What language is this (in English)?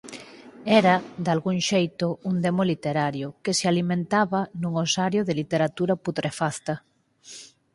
Galician